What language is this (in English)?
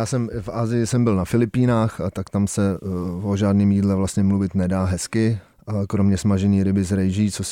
Czech